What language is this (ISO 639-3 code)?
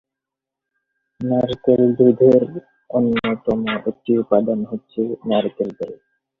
ben